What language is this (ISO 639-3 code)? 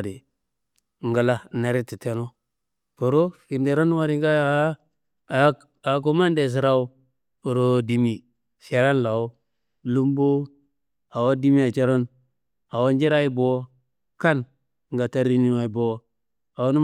kbl